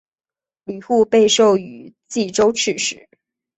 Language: Chinese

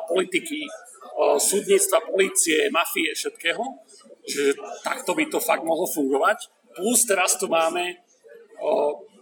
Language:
Slovak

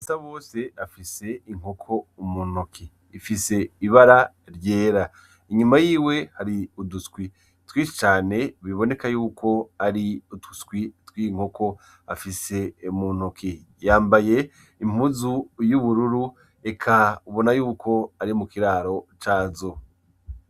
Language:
Rundi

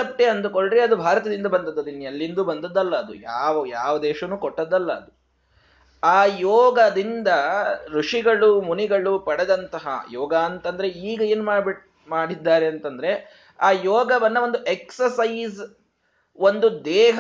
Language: Kannada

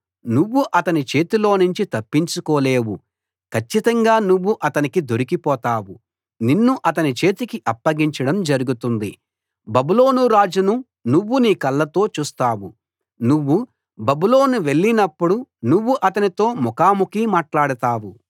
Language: Telugu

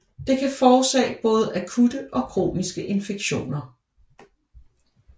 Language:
Danish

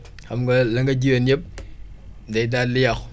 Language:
Wolof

